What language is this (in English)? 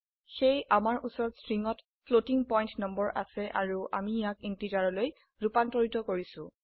Assamese